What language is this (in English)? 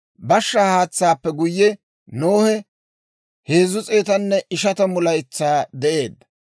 Dawro